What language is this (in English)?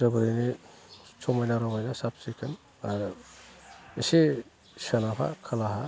Bodo